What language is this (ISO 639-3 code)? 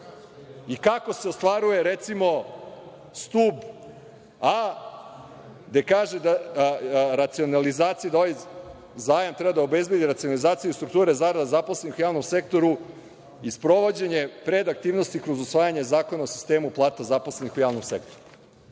srp